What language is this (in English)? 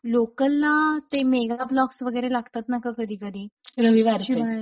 Marathi